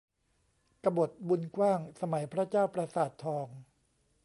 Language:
Thai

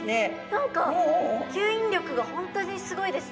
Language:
Japanese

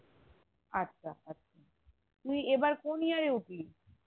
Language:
Bangla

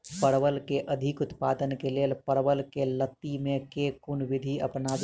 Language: Maithili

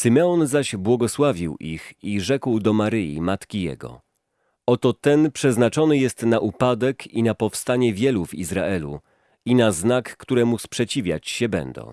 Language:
Polish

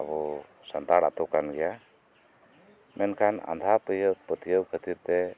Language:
Santali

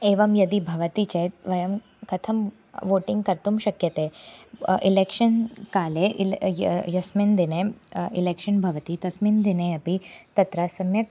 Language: Sanskrit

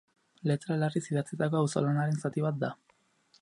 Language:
Basque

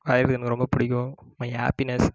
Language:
Tamil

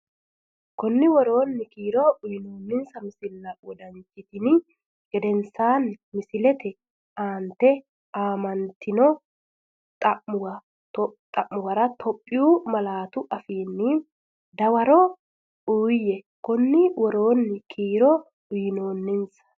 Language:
Sidamo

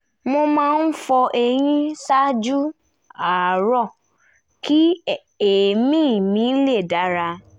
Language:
Yoruba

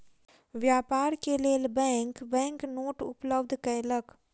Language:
Maithili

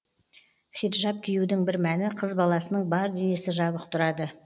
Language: Kazakh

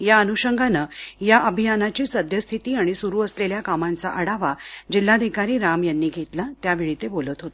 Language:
Marathi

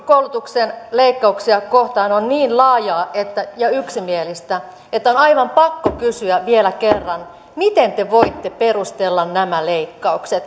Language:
Finnish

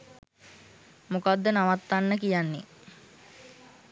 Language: Sinhala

